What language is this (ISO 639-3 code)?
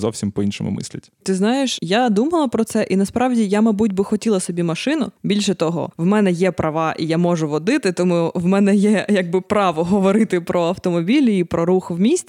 ukr